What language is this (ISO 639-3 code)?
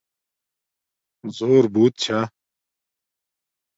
dmk